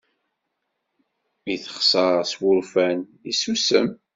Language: Kabyle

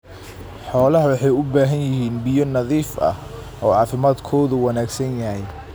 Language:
Somali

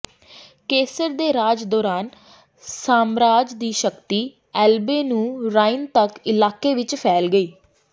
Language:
Punjabi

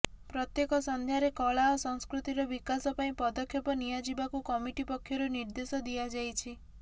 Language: Odia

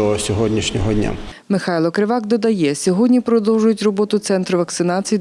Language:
Ukrainian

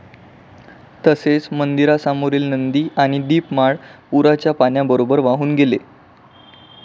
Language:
Marathi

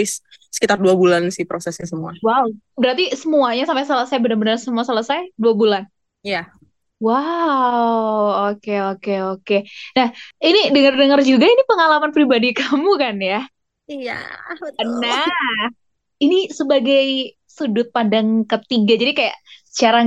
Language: Indonesian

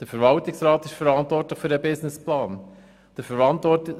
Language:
Swiss German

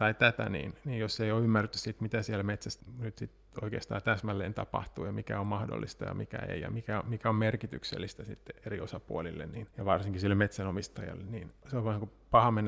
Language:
Finnish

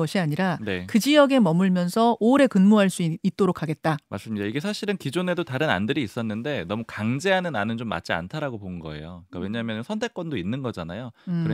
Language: Korean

